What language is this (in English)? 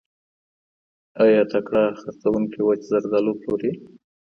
Pashto